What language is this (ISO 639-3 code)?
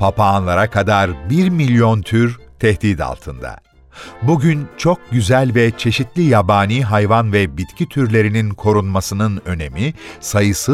tur